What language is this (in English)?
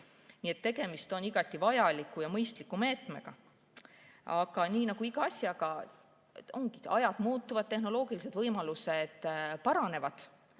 Estonian